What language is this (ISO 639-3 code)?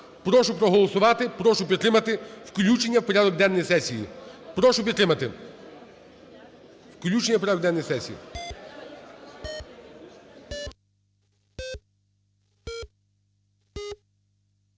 ukr